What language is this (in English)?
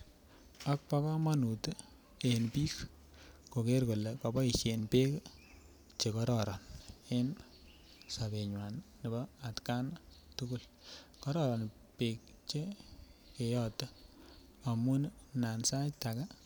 Kalenjin